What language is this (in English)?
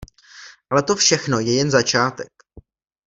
Czech